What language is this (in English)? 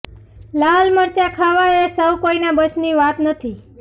Gujarati